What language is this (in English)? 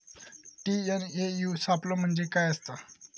Marathi